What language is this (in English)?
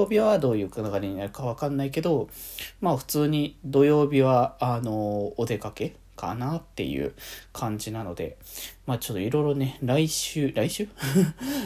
Japanese